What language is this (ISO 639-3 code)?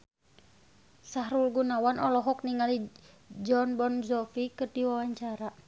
sun